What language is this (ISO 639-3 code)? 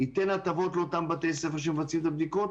heb